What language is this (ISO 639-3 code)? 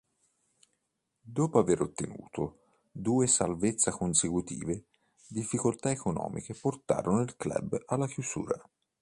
ita